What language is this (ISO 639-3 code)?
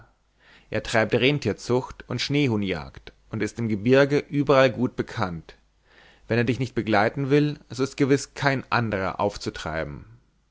deu